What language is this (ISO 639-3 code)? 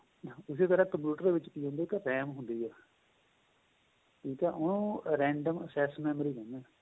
pan